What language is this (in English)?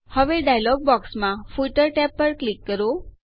Gujarati